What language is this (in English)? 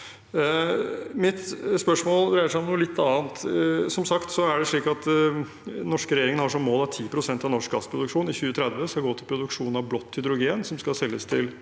Norwegian